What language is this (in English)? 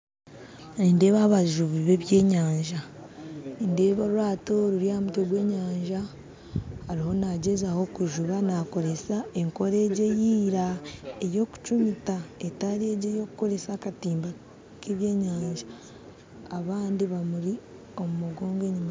Nyankole